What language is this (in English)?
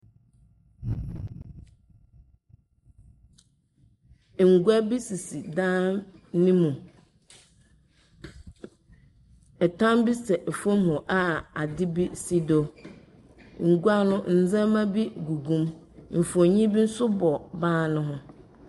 Akan